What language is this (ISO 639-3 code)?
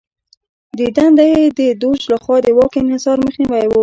pus